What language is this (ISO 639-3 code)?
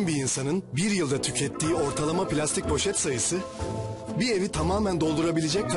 tur